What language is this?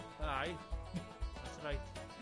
Welsh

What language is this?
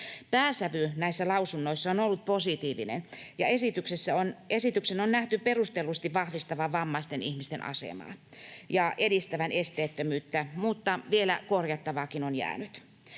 Finnish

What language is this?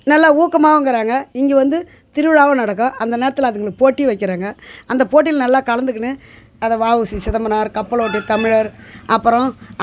Tamil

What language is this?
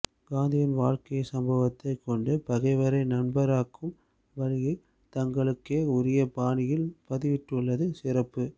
Tamil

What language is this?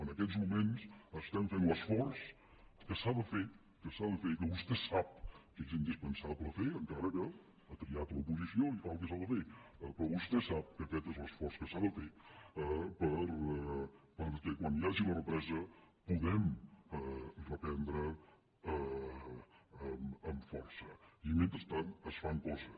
Catalan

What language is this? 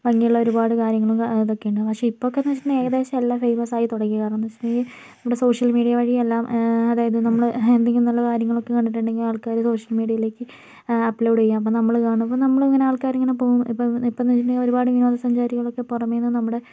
Malayalam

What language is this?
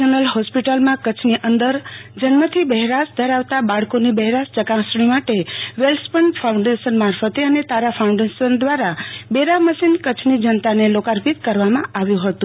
Gujarati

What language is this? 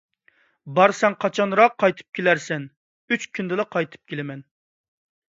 Uyghur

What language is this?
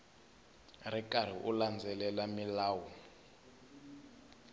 Tsonga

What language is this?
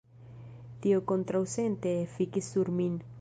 Esperanto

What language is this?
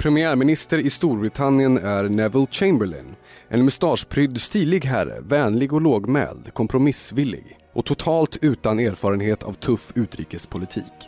Swedish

